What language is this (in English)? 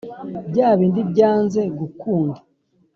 Kinyarwanda